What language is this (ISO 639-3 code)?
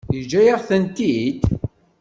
kab